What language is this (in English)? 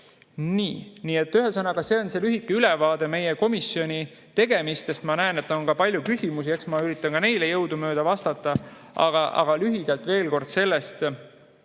Estonian